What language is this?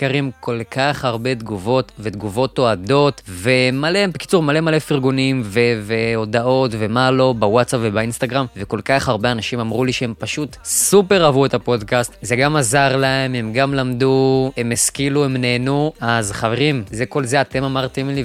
Hebrew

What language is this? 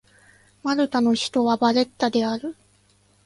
Japanese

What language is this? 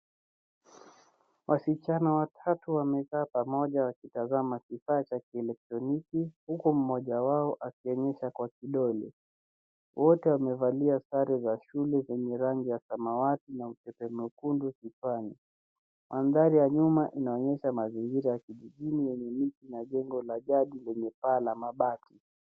Swahili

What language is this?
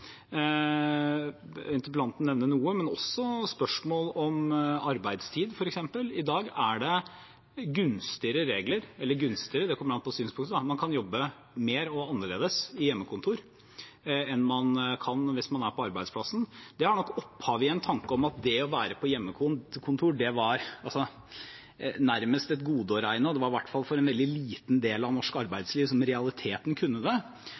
Norwegian Bokmål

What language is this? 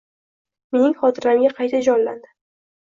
Uzbek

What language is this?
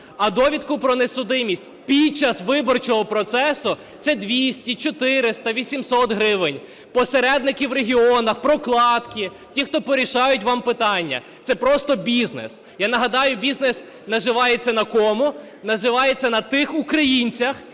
Ukrainian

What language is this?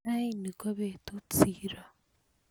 Kalenjin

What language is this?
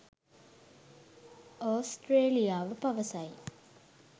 Sinhala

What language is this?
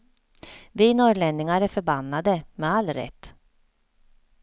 Swedish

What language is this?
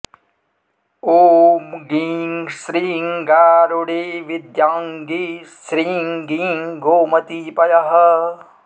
Sanskrit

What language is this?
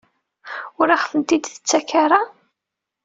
Kabyle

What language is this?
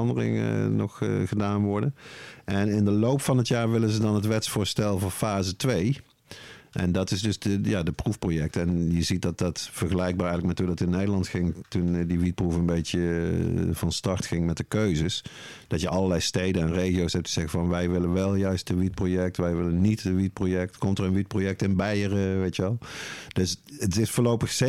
Dutch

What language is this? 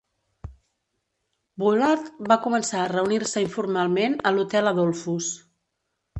Catalan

